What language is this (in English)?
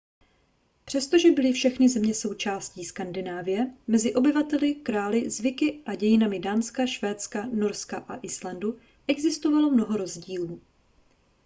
Czech